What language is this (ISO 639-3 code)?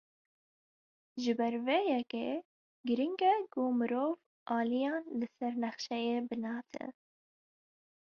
kur